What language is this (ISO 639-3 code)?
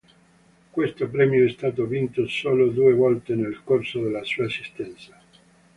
ita